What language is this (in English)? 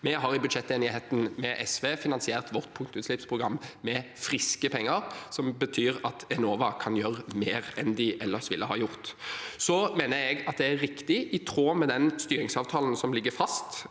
Norwegian